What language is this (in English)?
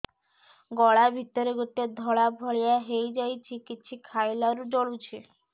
Odia